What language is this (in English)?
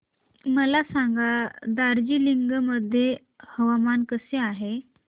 Marathi